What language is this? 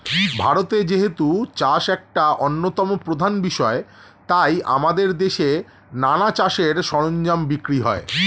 Bangla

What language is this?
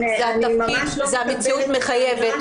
Hebrew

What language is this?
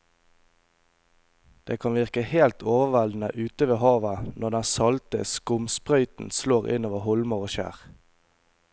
Norwegian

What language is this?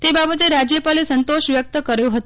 Gujarati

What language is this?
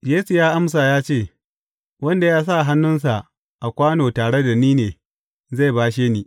Hausa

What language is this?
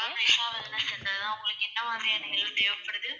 Tamil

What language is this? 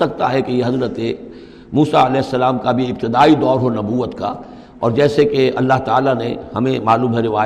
Urdu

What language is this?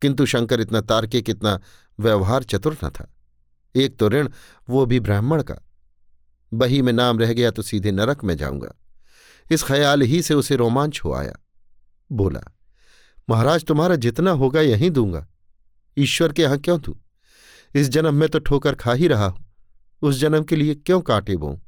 Hindi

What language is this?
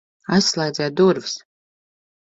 Latvian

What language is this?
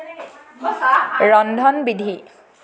Assamese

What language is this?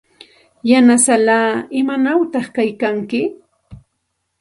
Santa Ana de Tusi Pasco Quechua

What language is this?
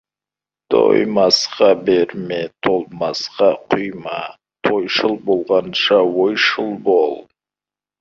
Kazakh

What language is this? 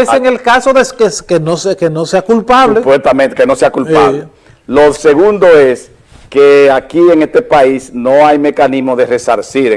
Spanish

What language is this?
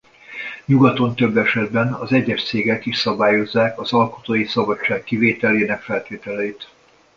Hungarian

